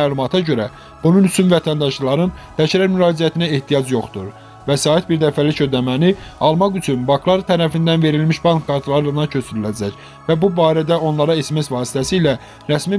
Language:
Turkish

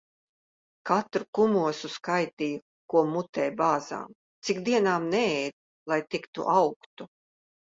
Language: Latvian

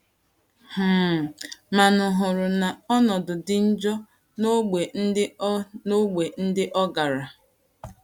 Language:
Igbo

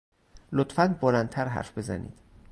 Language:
Persian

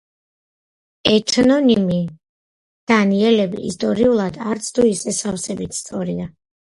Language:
Georgian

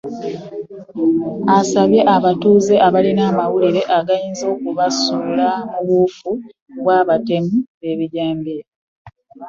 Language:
Ganda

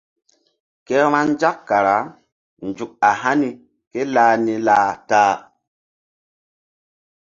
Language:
Mbum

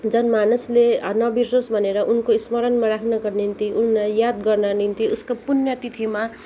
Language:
Nepali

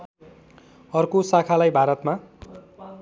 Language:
Nepali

